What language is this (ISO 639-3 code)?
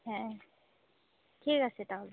ben